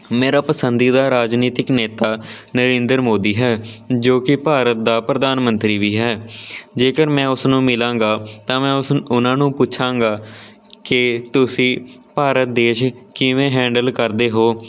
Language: Punjabi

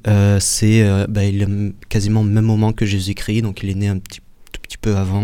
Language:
French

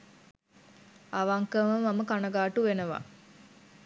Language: Sinhala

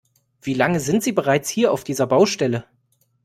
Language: German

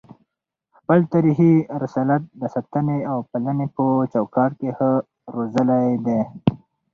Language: Pashto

